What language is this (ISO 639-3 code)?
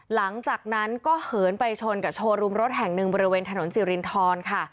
tha